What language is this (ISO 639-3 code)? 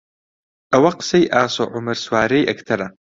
ckb